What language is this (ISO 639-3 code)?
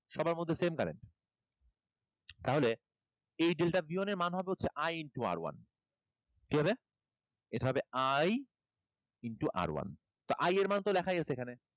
ben